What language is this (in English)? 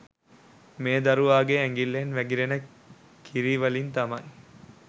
Sinhala